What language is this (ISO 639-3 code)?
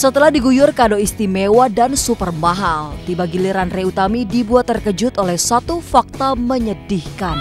ind